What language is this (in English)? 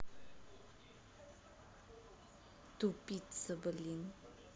Russian